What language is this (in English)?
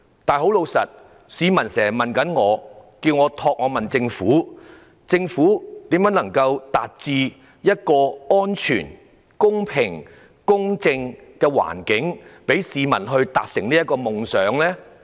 Cantonese